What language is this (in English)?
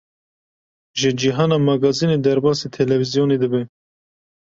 Kurdish